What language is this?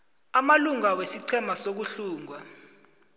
South Ndebele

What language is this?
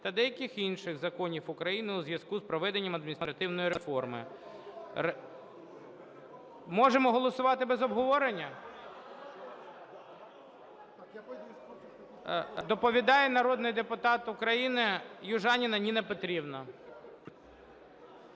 Ukrainian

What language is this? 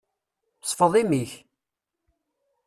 Kabyle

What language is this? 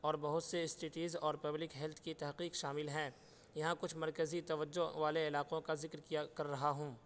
Urdu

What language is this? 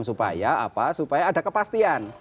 Indonesian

